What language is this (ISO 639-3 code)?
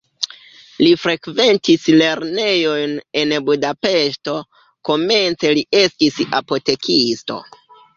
epo